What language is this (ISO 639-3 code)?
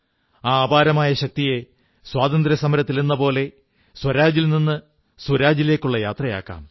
mal